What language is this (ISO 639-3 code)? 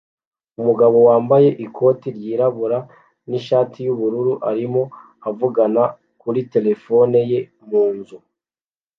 kin